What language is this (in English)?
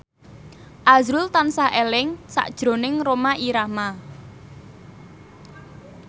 Javanese